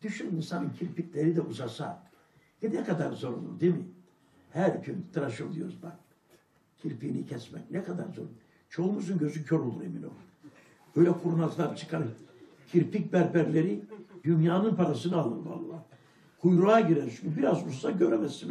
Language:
Turkish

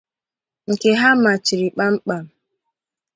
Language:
Igbo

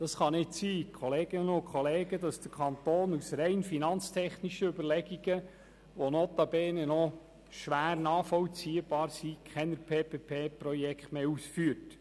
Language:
Swiss German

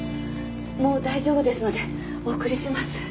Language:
Japanese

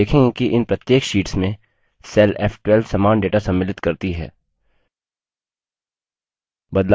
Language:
Hindi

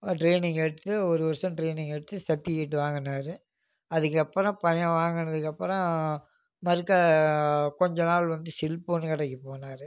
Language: Tamil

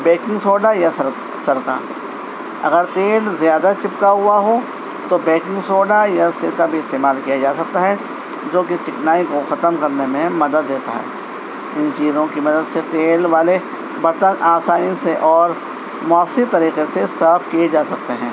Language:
Urdu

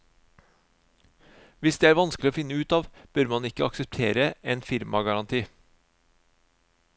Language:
Norwegian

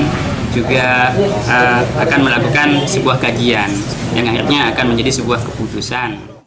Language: Indonesian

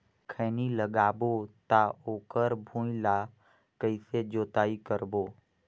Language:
Chhattisgarhi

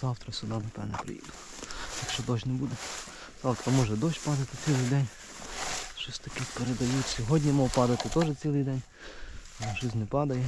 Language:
Ukrainian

